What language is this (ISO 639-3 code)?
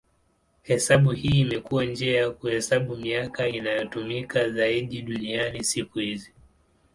swa